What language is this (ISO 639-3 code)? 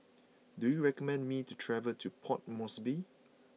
eng